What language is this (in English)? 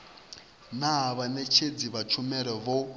Venda